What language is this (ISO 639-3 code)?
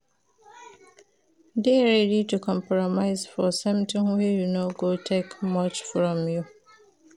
pcm